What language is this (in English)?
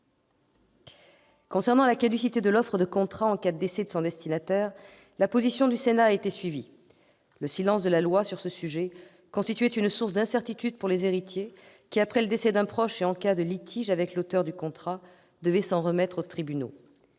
French